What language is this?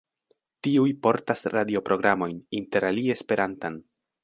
Esperanto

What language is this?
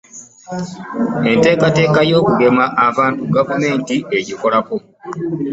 Ganda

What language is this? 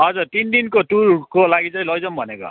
Nepali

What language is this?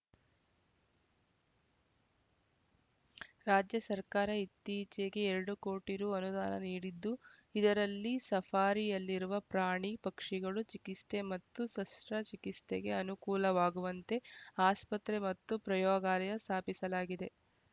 Kannada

